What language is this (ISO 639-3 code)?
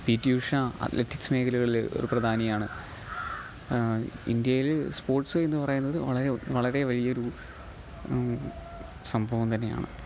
mal